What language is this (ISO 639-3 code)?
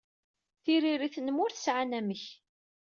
kab